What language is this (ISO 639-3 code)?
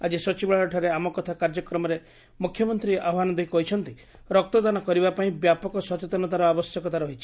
ori